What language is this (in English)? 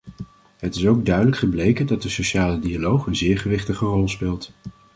Dutch